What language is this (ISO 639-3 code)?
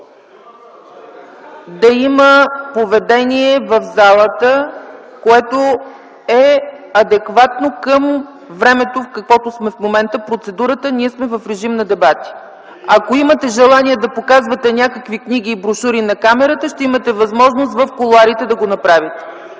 bul